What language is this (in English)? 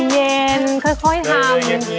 Thai